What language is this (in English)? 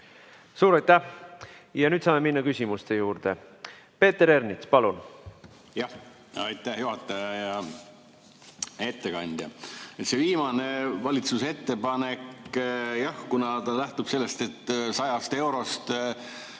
Estonian